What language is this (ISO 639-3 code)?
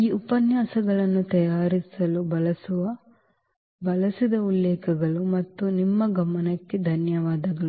kan